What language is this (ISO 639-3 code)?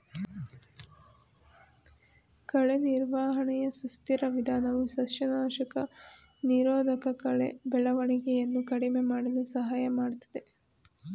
kan